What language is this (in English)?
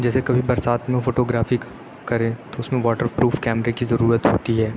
Urdu